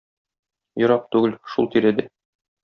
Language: Tatar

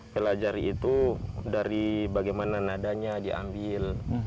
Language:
Indonesian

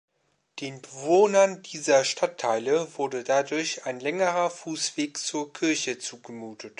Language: German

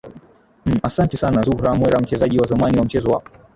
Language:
Swahili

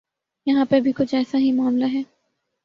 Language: Urdu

